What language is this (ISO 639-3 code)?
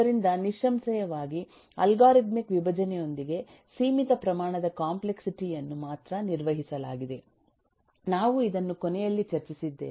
kan